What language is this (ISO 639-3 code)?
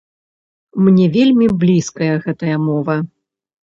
bel